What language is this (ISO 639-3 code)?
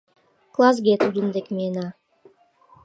chm